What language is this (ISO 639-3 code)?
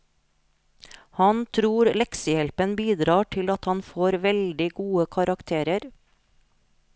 nor